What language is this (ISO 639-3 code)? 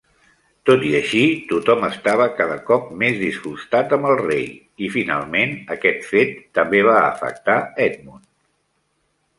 cat